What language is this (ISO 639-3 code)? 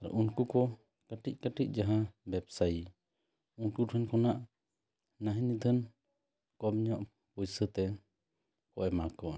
sat